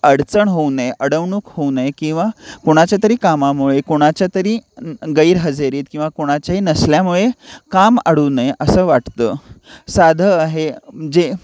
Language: Marathi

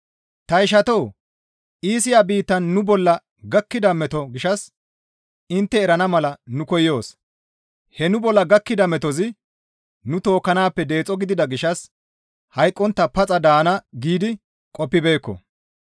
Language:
Gamo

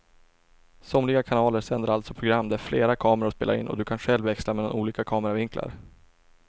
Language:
Swedish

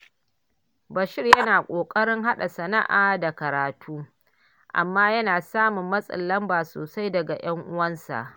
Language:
Hausa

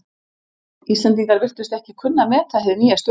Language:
Icelandic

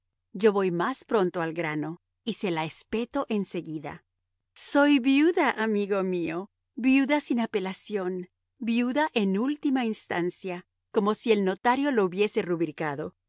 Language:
Spanish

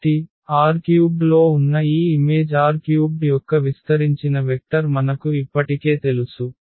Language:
Telugu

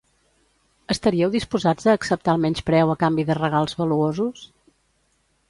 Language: Catalan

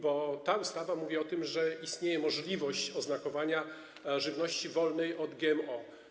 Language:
Polish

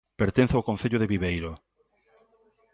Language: Galician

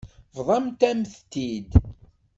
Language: Kabyle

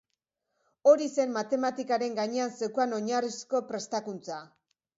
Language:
Basque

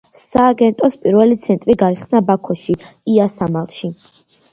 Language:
Georgian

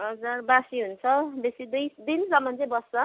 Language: Nepali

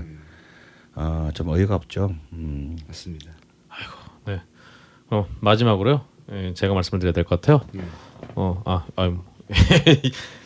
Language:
Korean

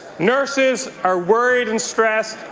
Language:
English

